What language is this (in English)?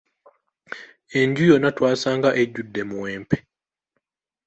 Ganda